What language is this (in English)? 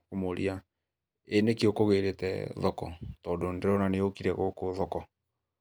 Kikuyu